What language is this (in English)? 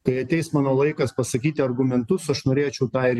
Lithuanian